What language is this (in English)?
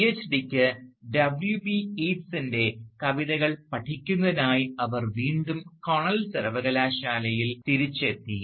Malayalam